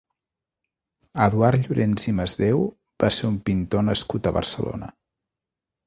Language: Catalan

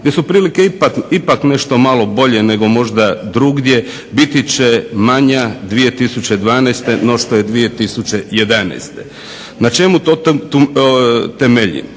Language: Croatian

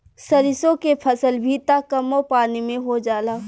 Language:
Bhojpuri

